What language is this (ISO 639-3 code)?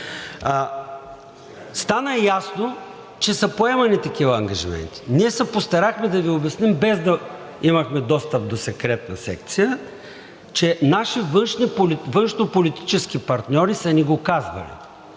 bul